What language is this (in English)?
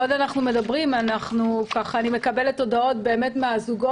Hebrew